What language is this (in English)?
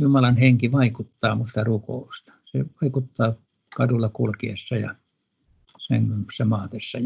Finnish